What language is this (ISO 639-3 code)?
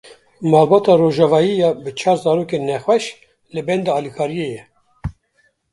kur